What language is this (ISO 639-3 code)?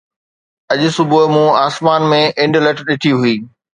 snd